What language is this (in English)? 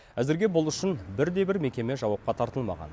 Kazakh